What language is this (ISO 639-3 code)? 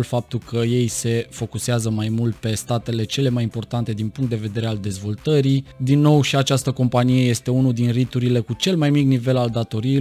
ron